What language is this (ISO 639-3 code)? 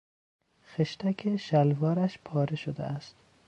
fas